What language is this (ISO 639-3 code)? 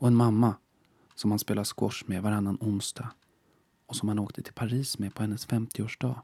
swe